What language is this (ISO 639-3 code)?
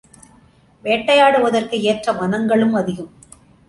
tam